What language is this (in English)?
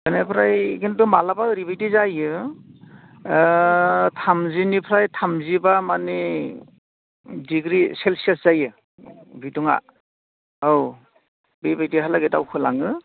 Bodo